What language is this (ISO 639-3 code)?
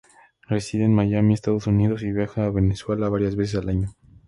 spa